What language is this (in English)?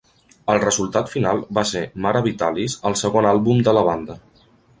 Catalan